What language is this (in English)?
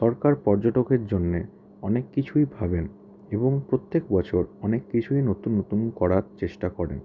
Bangla